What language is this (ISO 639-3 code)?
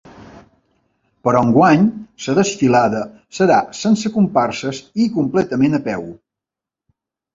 cat